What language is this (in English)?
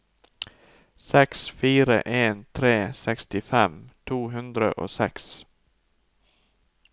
Norwegian